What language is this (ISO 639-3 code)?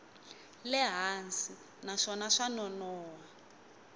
tso